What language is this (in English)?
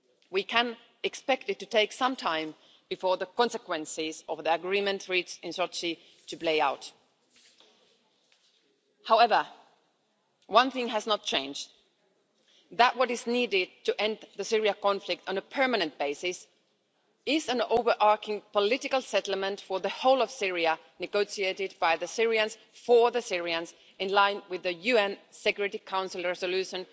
English